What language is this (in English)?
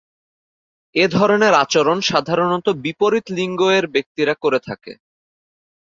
Bangla